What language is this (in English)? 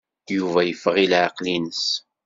Kabyle